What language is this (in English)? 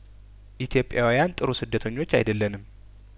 Amharic